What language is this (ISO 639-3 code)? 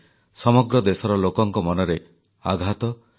ori